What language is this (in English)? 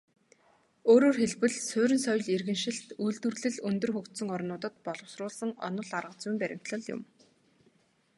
Mongolian